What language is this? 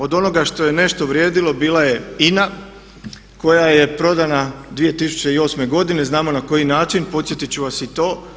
Croatian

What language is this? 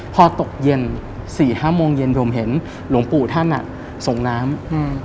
Thai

